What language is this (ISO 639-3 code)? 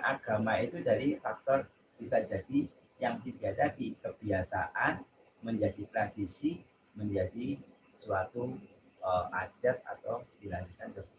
ind